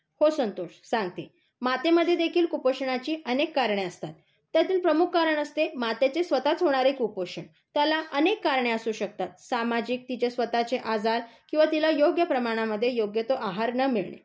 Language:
Marathi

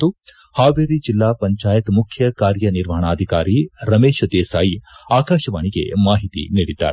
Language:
Kannada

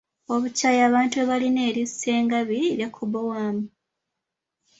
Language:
Ganda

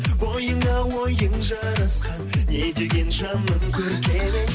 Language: Kazakh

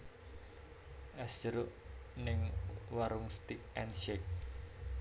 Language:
Javanese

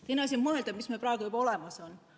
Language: Estonian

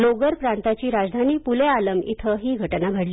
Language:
Marathi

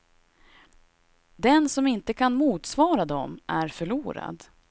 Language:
Swedish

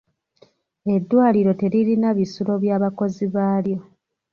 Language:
Ganda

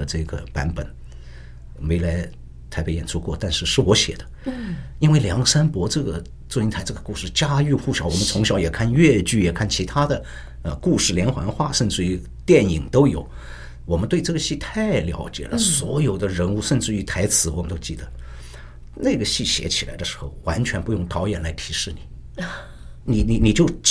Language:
Chinese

